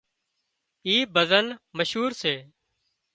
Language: Wadiyara Koli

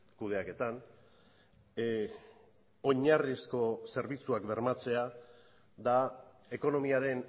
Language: Basque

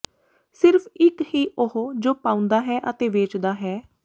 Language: Punjabi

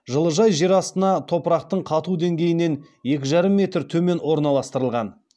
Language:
Kazakh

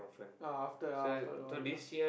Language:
English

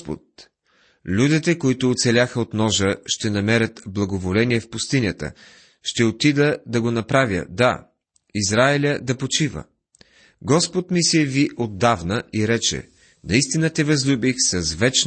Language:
Bulgarian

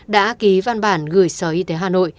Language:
Vietnamese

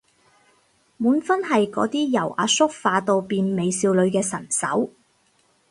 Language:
Cantonese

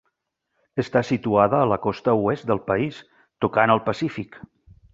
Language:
Catalan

